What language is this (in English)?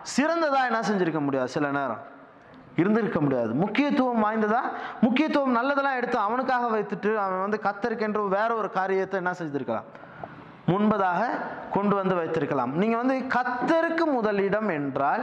Tamil